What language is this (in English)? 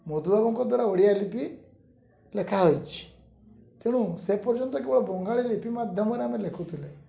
Odia